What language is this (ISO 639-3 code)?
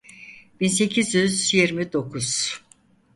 tur